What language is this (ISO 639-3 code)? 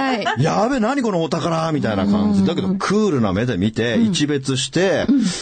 jpn